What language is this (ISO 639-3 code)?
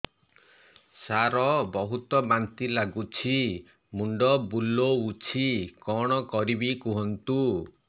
ori